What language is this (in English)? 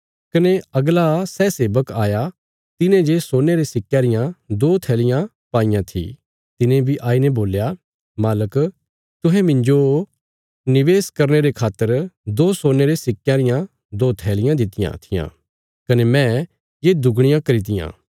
Bilaspuri